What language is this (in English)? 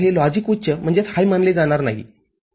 Marathi